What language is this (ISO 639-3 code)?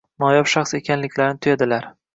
uzb